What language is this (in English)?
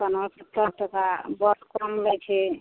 Maithili